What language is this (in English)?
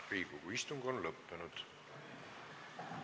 Estonian